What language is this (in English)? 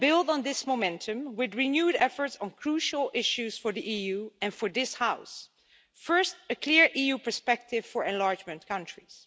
English